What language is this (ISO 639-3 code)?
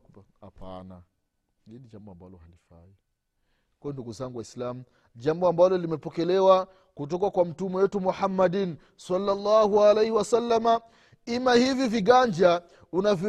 swa